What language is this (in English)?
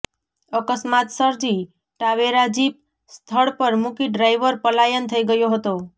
Gujarati